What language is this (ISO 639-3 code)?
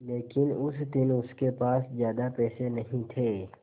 hin